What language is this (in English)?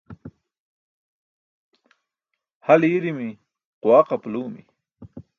Burushaski